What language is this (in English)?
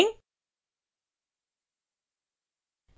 Hindi